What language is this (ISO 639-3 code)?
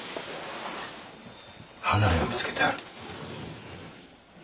jpn